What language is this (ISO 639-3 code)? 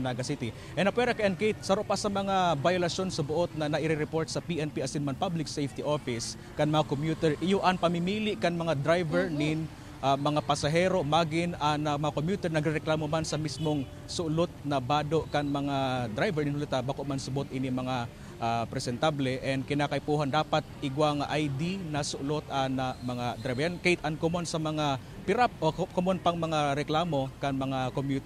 fil